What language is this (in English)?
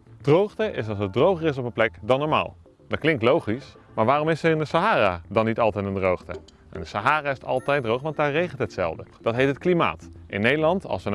Dutch